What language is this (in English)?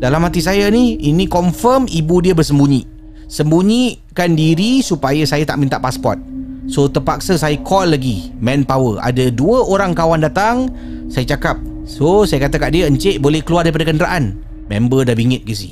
Malay